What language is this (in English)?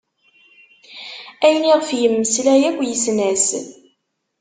Kabyle